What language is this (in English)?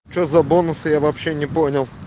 Russian